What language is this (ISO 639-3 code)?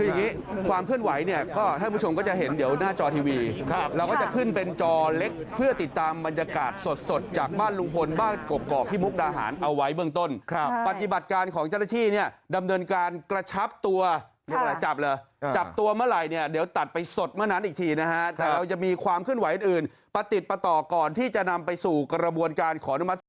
tha